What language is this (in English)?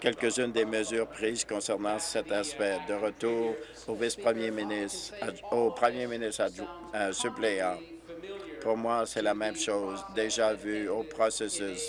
French